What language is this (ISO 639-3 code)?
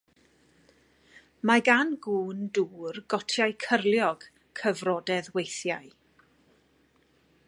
cym